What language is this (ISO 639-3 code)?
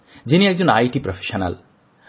ben